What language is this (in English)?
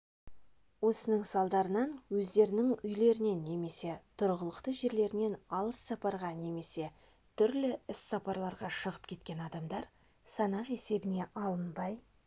Kazakh